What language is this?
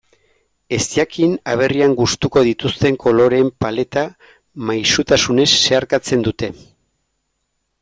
Basque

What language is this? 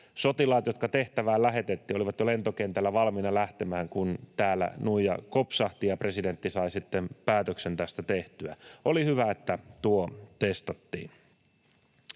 Finnish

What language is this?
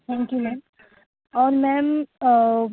Urdu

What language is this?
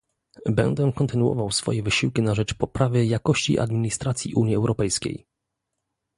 Polish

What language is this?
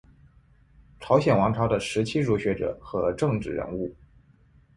Chinese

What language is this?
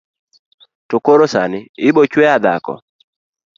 Luo (Kenya and Tanzania)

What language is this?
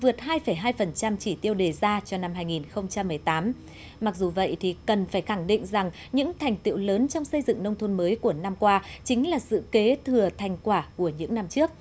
Vietnamese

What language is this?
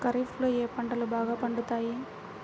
Telugu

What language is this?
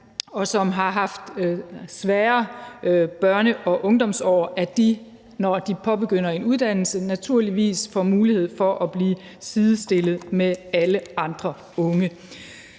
Danish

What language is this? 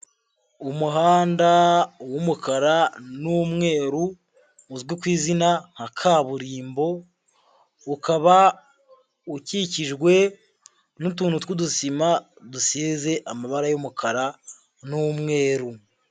Kinyarwanda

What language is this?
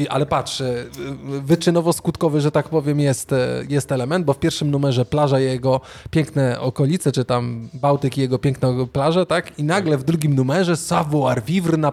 Polish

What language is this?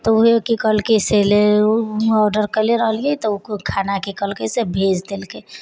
Maithili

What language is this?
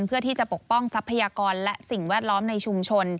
Thai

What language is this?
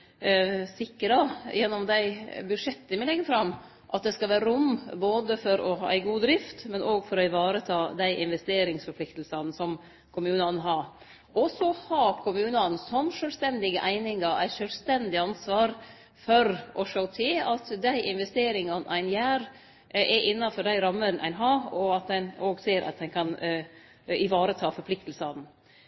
Norwegian Nynorsk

